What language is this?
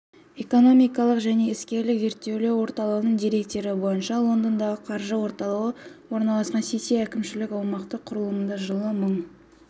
Kazakh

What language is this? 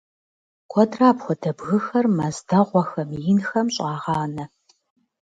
Kabardian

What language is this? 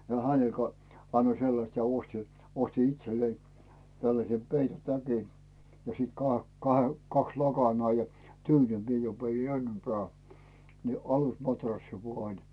Finnish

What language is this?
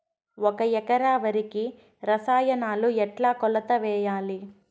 Telugu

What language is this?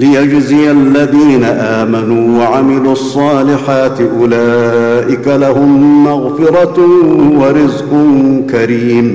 Arabic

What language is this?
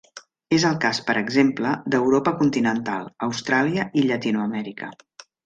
Catalan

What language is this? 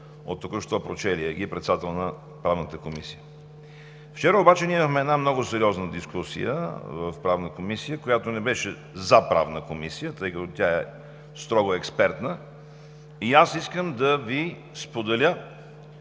Bulgarian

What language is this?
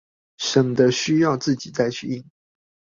Chinese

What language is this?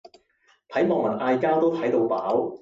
Cantonese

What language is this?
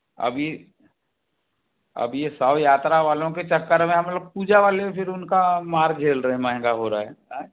Hindi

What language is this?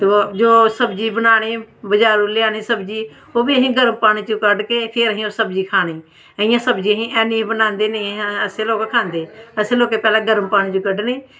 Dogri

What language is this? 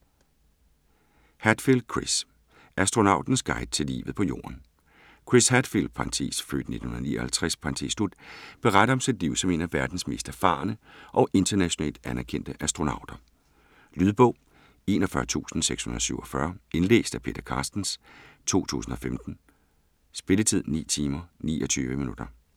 Danish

